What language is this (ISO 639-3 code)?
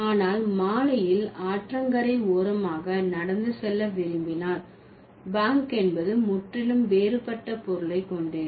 tam